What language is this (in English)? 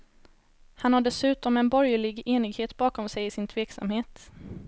Swedish